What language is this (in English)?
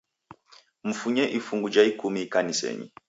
Taita